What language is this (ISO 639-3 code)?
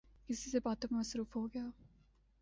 urd